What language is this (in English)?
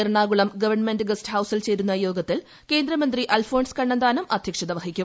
Malayalam